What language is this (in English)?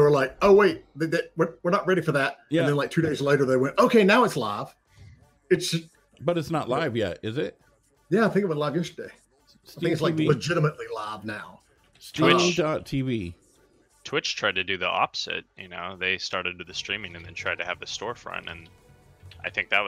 English